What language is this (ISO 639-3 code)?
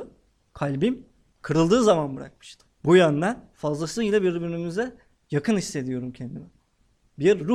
tur